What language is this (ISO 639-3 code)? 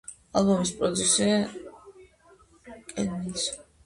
kat